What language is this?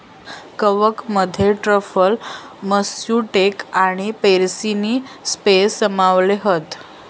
Marathi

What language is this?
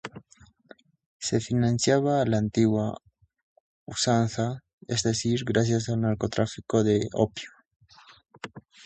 Spanish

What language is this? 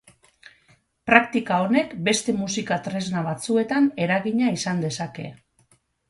Basque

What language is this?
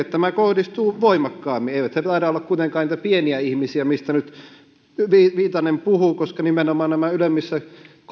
Finnish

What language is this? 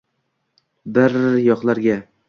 Uzbek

